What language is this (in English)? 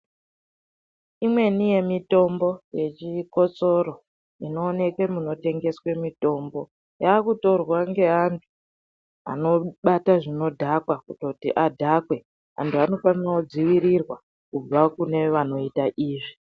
Ndau